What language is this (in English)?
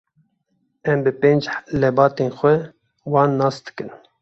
Kurdish